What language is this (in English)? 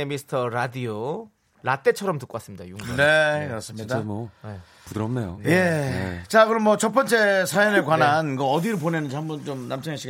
Korean